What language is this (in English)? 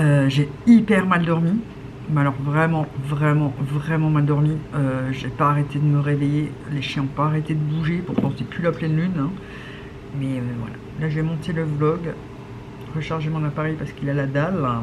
French